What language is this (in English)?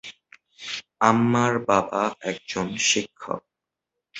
Bangla